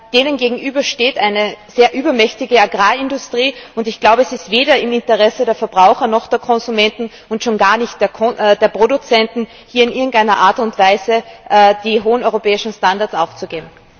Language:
German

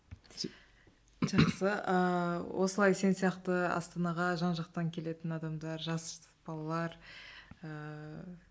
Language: Kazakh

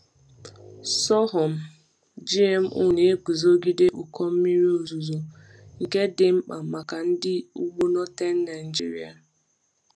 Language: Igbo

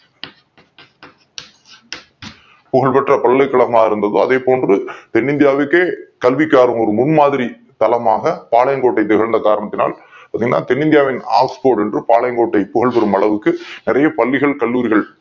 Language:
Tamil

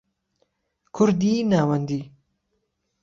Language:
Central Kurdish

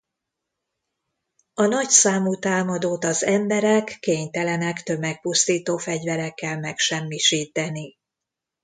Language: Hungarian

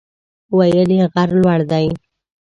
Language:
Pashto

